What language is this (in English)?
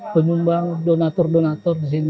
Indonesian